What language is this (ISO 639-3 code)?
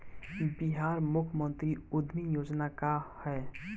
bho